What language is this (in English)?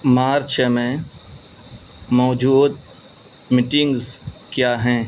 Urdu